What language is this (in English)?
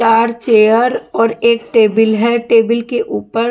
Hindi